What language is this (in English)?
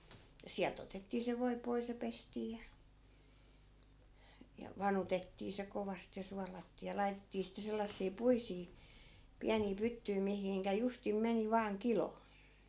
Finnish